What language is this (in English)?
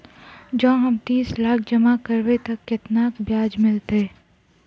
Maithili